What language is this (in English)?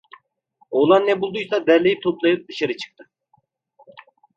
Turkish